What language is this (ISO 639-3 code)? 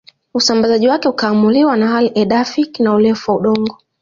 swa